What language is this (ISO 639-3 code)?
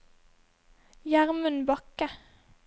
nor